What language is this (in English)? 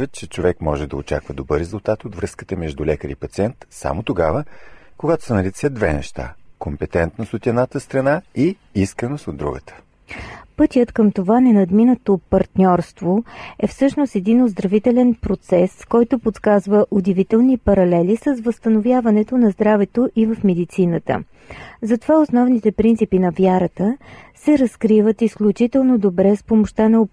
Bulgarian